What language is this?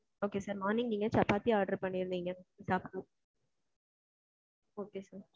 Tamil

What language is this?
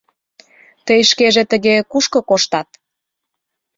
Mari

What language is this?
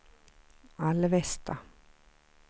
Swedish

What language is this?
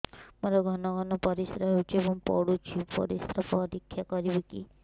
Odia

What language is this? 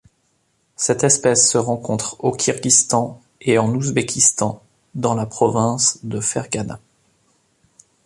French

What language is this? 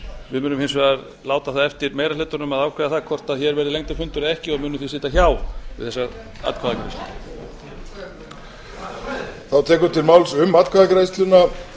Icelandic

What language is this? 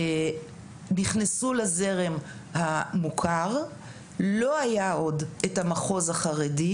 Hebrew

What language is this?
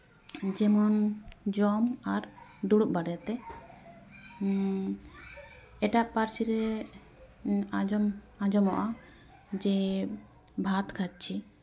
Santali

